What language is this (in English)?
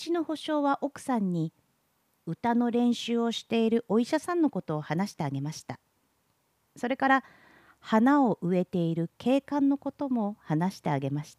Japanese